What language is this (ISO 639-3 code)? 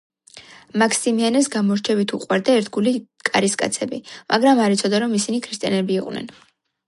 kat